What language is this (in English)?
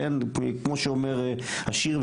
Hebrew